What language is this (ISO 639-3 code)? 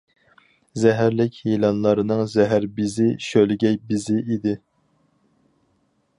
uig